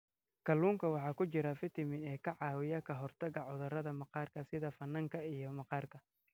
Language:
Somali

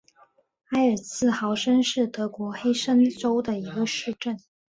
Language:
Chinese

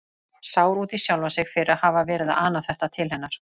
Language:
Icelandic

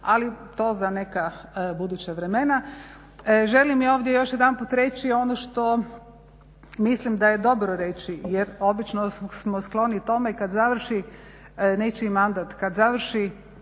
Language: Croatian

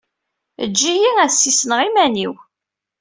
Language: Kabyle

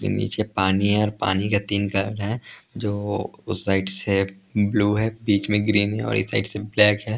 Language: Hindi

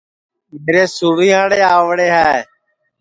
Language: Sansi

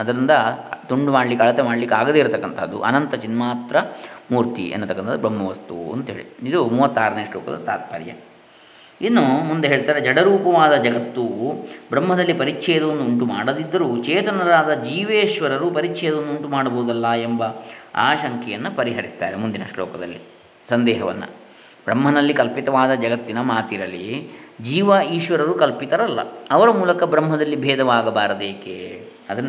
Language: Kannada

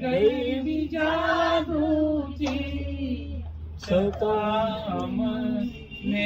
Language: Gujarati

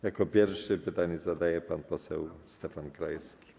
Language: Polish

